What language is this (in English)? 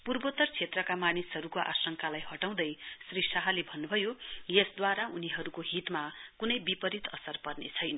Nepali